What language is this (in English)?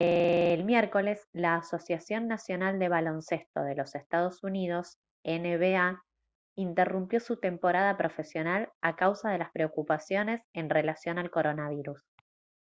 Spanish